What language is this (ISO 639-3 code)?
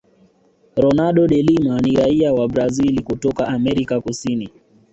swa